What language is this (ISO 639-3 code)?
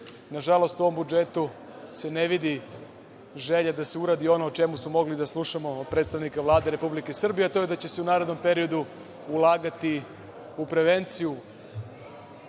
srp